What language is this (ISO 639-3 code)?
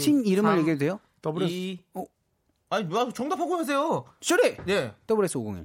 kor